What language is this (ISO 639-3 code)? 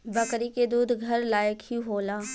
bho